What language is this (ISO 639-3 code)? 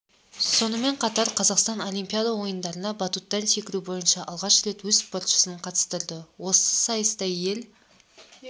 kaz